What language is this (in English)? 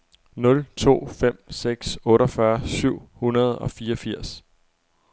Danish